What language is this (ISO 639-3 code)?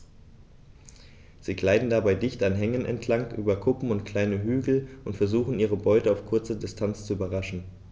deu